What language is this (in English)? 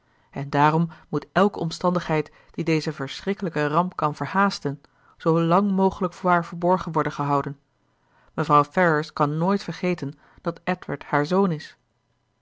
Dutch